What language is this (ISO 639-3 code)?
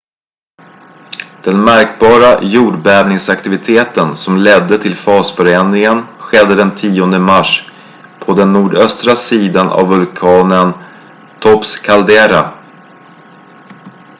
swe